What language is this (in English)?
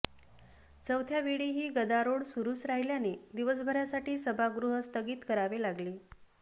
Marathi